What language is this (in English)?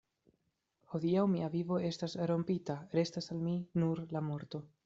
Esperanto